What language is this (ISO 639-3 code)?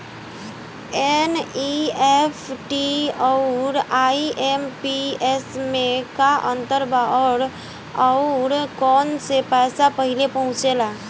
bho